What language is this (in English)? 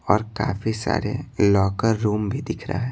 Hindi